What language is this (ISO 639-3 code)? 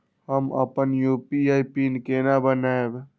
mai